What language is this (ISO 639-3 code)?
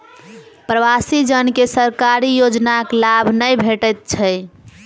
mai